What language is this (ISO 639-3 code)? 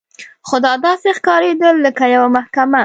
pus